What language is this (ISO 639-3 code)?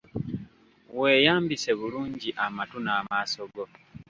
lug